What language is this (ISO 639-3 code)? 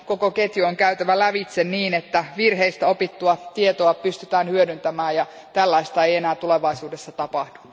fin